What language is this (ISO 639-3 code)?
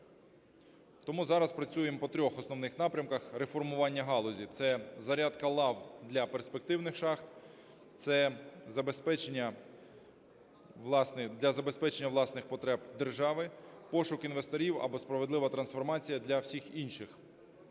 ukr